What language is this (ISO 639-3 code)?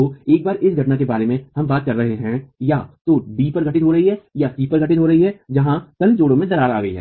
hin